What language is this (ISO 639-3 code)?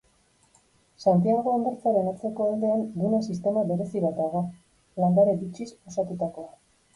eus